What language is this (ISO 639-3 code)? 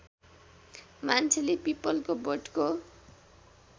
nep